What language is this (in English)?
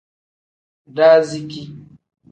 Tem